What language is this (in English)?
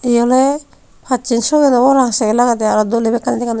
Chakma